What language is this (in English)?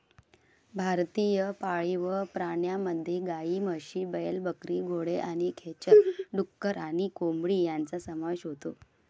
Marathi